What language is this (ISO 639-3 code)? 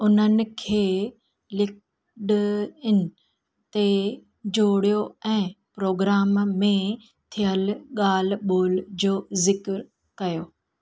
snd